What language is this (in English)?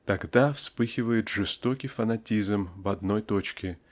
Russian